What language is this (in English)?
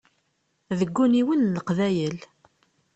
Kabyle